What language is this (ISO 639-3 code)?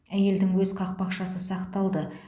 kaz